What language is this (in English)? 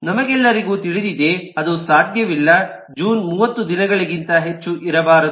Kannada